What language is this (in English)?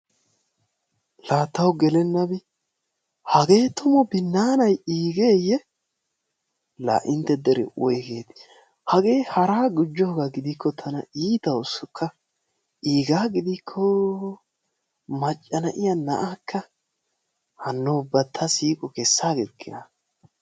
Wolaytta